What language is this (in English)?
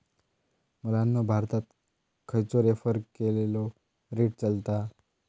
Marathi